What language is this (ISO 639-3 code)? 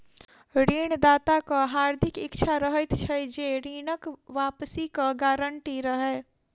mai